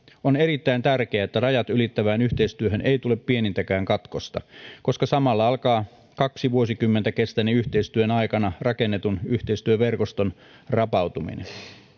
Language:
Finnish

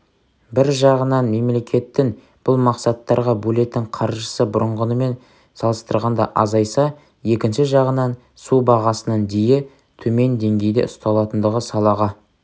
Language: Kazakh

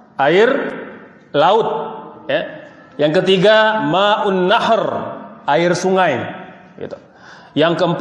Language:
Indonesian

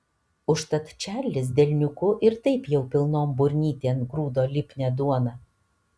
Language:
Lithuanian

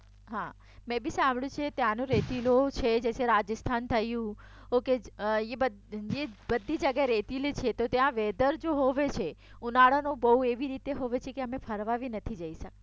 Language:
Gujarati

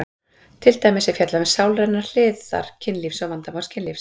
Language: Icelandic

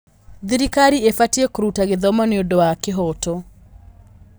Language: Kikuyu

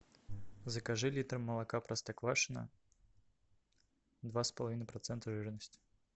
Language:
Russian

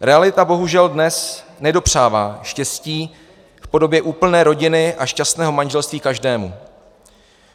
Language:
Czech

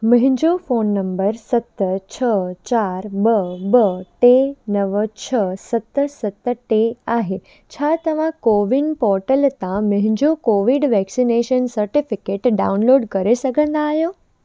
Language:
Sindhi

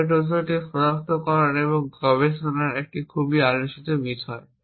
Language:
Bangla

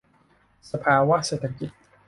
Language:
Thai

